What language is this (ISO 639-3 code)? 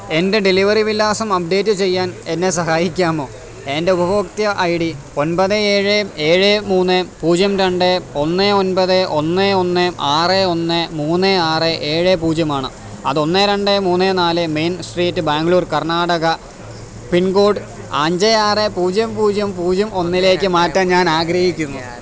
mal